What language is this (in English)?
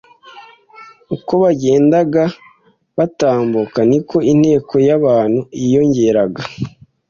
Kinyarwanda